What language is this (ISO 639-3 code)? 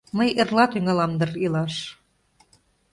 chm